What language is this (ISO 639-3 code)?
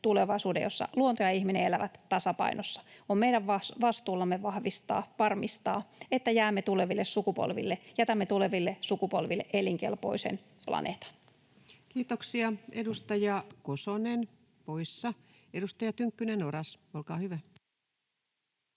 fin